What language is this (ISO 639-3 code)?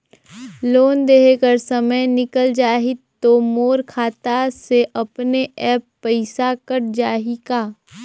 hne